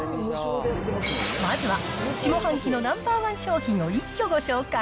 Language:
Japanese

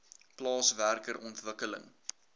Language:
Afrikaans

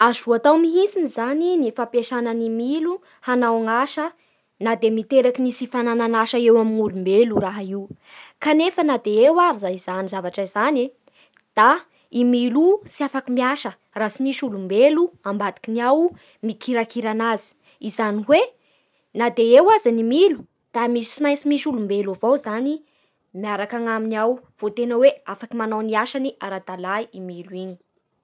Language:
Bara Malagasy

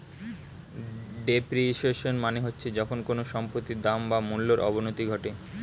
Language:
Bangla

